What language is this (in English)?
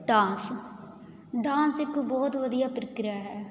Punjabi